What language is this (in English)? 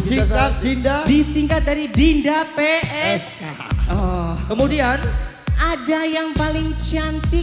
Indonesian